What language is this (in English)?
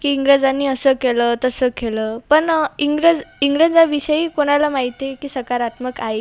Marathi